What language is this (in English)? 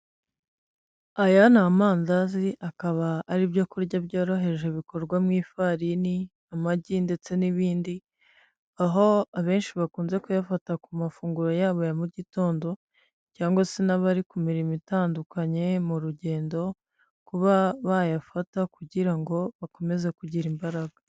Kinyarwanda